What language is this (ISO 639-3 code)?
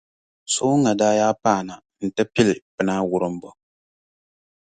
dag